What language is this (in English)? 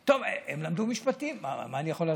Hebrew